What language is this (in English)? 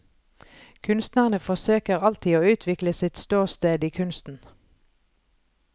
Norwegian